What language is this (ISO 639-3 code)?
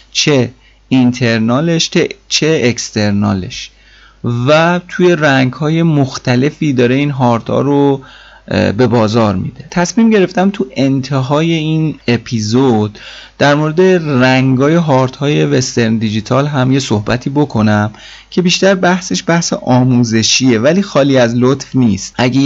fas